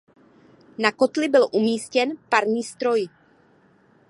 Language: Czech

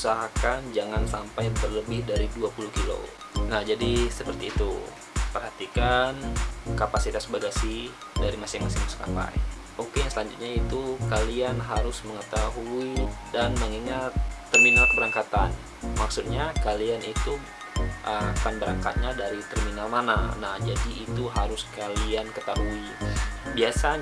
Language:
Indonesian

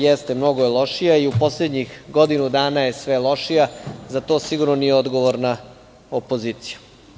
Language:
Serbian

